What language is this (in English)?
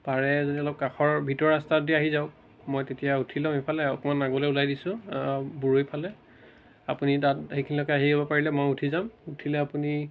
Assamese